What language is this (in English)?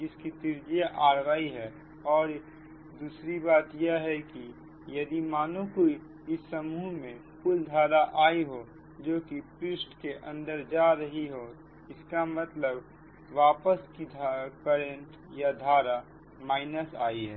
Hindi